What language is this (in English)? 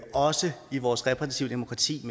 Danish